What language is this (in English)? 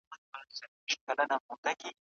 Pashto